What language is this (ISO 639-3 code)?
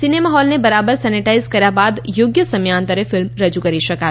guj